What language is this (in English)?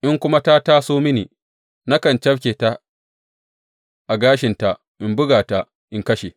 Hausa